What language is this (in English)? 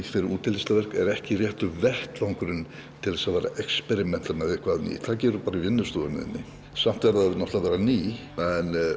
Icelandic